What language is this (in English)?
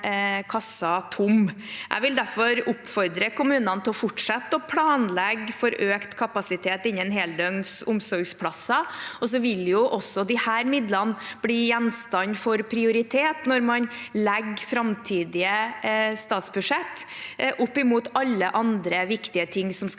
Norwegian